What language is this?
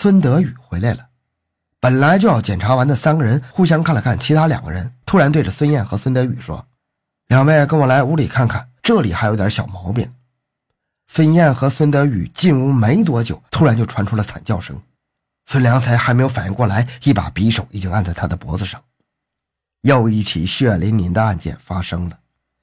Chinese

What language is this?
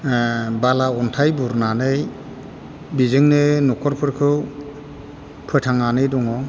Bodo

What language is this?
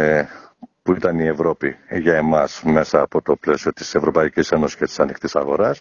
Greek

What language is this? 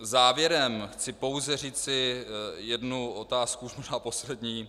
Czech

